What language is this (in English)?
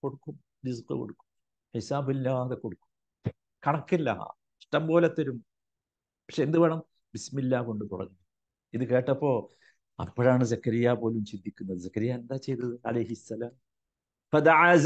Malayalam